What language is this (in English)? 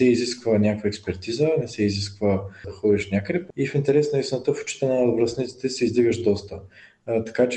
Bulgarian